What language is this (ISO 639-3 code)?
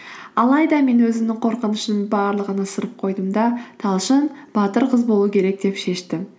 kaz